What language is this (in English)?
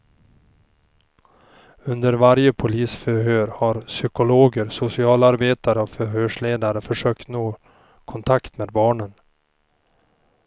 Swedish